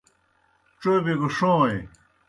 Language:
Kohistani Shina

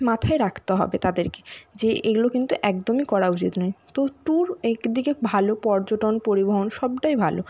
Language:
Bangla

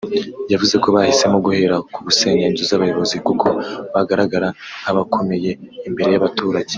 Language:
Kinyarwanda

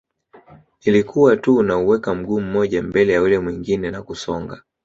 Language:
Swahili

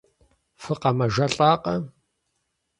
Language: Kabardian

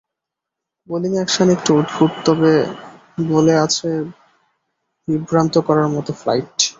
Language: Bangla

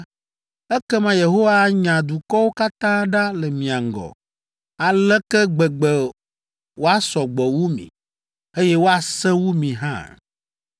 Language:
Ewe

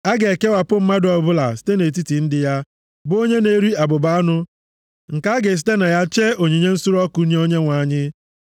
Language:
Igbo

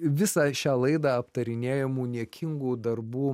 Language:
Lithuanian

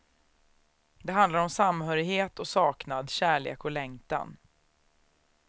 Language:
Swedish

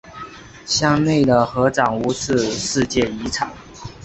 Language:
Chinese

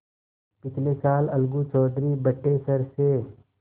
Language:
Hindi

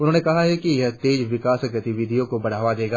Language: Hindi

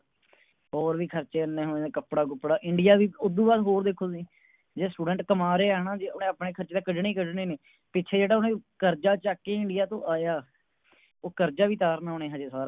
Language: Punjabi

